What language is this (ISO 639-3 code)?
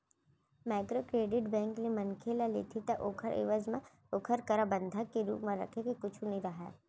hne